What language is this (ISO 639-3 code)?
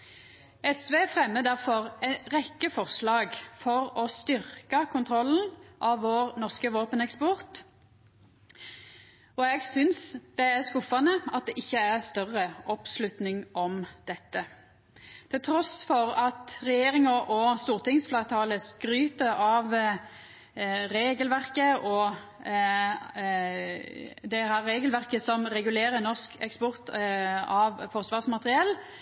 nno